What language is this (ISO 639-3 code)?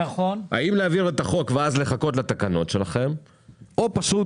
heb